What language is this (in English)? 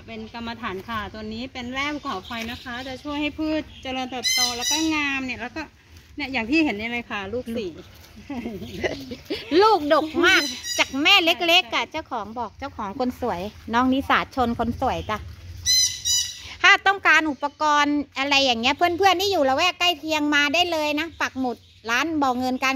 Thai